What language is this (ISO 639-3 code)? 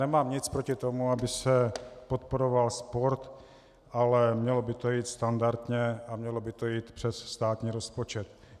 ces